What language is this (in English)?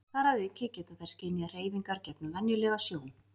Icelandic